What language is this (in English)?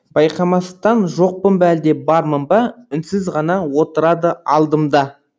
Kazakh